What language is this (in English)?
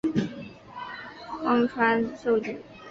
Chinese